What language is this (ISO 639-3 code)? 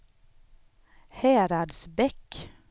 swe